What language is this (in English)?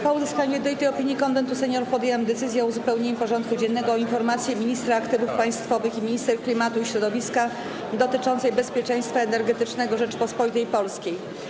Polish